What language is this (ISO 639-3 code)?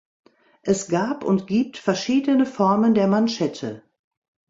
deu